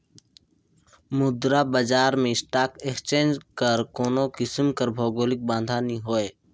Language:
Chhattisgarhi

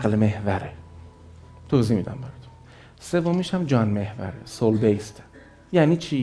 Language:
Persian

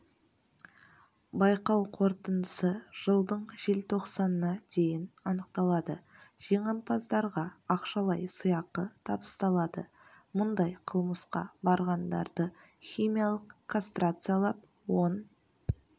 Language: Kazakh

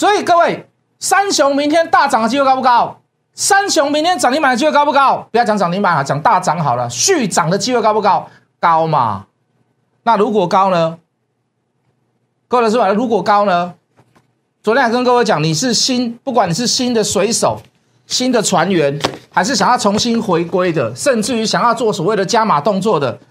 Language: Chinese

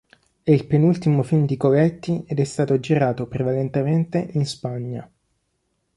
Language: Italian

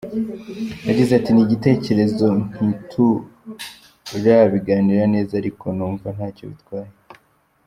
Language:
Kinyarwanda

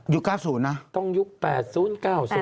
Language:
Thai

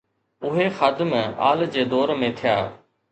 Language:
Sindhi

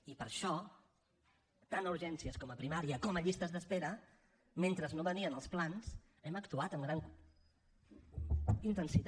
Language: Catalan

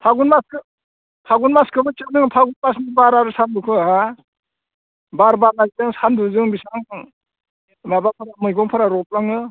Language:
Bodo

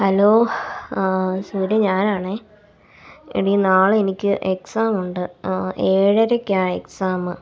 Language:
Malayalam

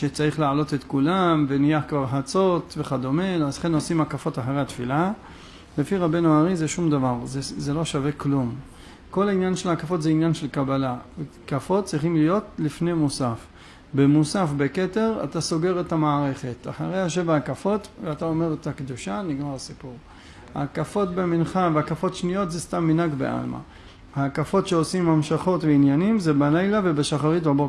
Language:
Hebrew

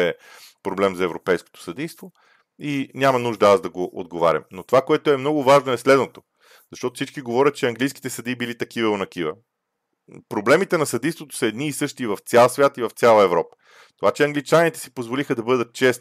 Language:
Bulgarian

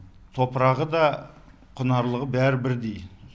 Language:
Kazakh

